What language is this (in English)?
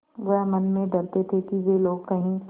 Hindi